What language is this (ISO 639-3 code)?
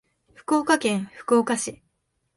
jpn